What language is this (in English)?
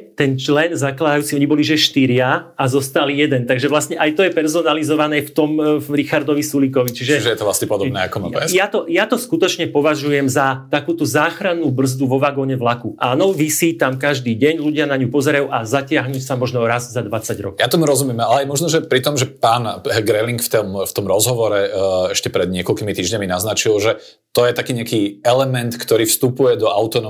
Slovak